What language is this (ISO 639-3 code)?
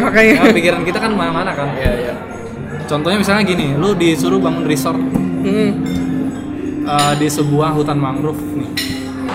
ind